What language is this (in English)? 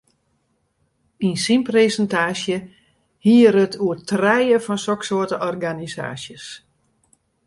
Western Frisian